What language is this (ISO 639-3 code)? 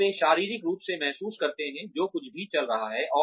hin